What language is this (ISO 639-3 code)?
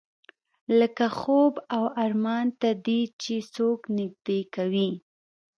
pus